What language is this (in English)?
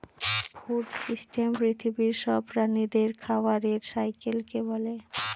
Bangla